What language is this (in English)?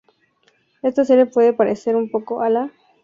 Spanish